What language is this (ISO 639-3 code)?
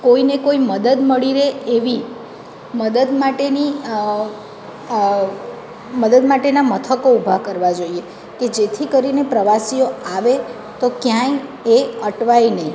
guj